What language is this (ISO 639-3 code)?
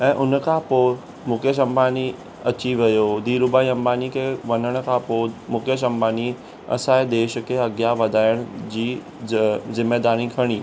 snd